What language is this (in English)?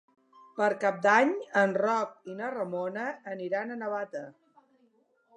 Catalan